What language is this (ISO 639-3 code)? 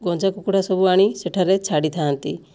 ori